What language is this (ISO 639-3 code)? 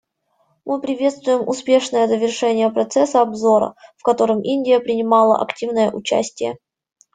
rus